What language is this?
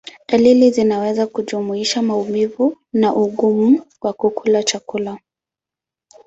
Swahili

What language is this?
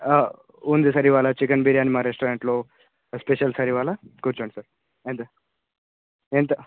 Telugu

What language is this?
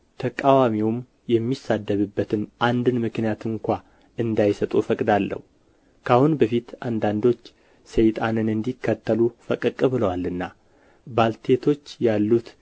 Amharic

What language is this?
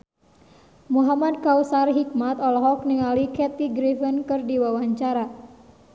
Sundanese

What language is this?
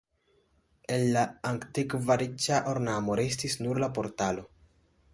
Esperanto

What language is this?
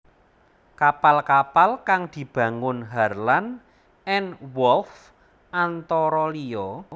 Javanese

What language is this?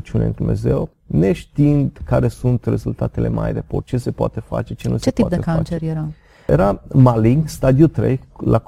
Romanian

